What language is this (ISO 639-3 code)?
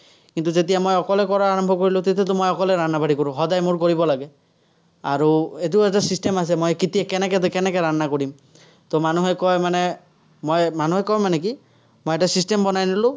asm